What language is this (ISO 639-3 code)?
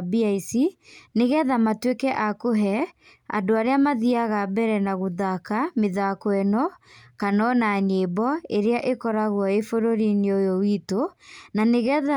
kik